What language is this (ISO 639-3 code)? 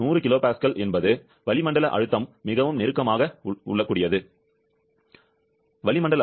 tam